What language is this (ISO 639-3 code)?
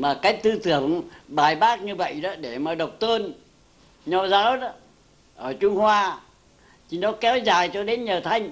vie